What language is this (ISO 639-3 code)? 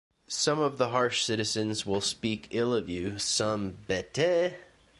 eng